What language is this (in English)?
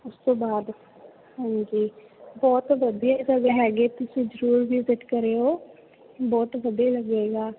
Punjabi